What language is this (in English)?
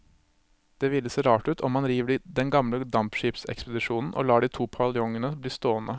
Norwegian